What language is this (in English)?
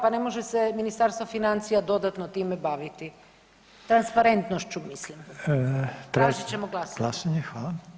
Croatian